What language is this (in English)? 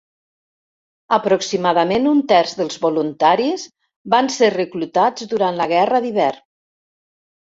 Catalan